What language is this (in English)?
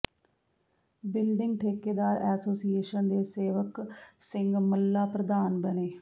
Punjabi